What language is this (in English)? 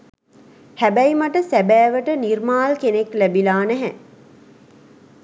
Sinhala